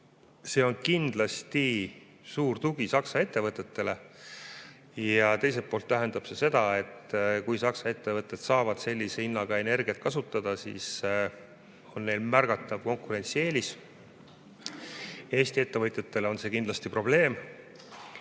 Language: Estonian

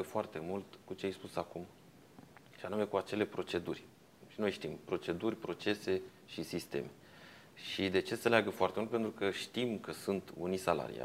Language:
Romanian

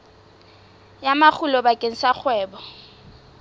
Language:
Southern Sotho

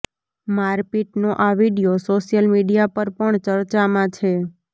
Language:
Gujarati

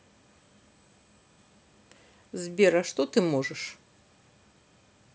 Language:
Russian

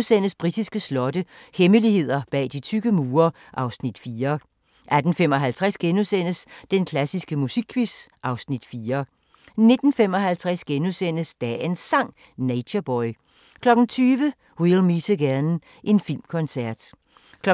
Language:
Danish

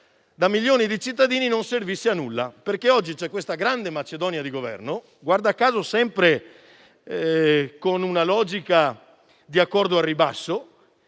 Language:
Italian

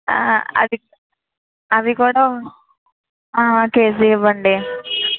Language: Telugu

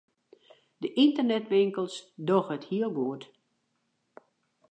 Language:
Western Frisian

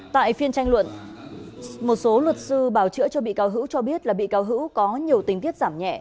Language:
Vietnamese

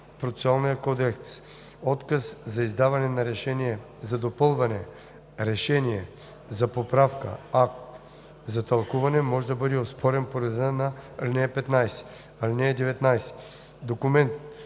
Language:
Bulgarian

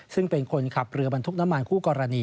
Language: Thai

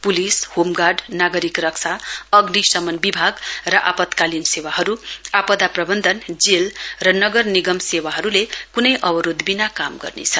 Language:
Nepali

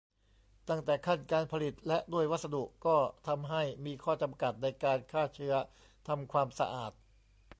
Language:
Thai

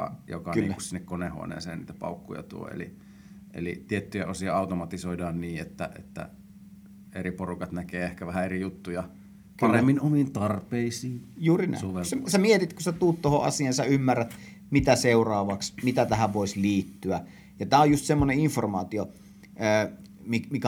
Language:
Finnish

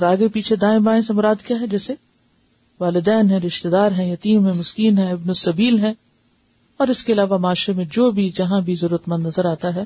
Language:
Urdu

